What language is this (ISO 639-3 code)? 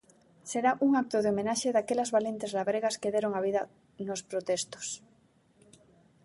glg